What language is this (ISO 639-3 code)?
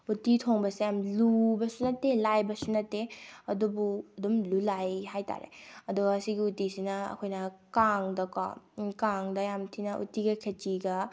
mni